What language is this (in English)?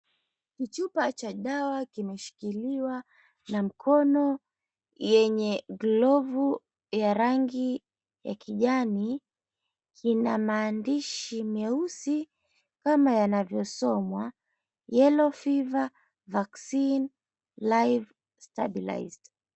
Swahili